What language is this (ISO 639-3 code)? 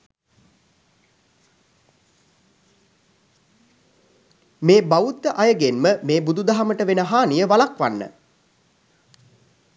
sin